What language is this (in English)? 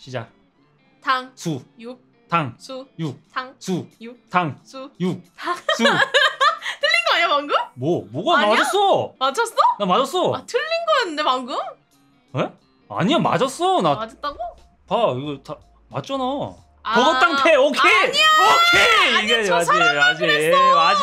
Korean